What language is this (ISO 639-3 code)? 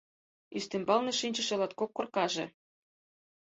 chm